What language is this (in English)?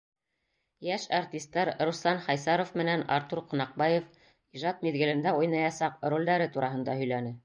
Bashkir